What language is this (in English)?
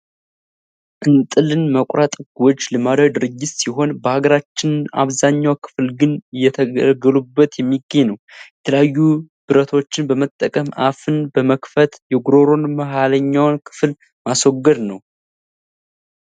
Amharic